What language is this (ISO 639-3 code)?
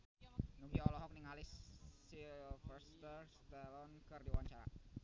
sun